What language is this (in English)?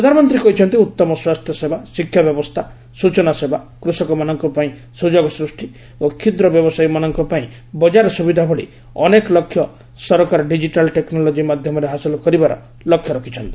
Odia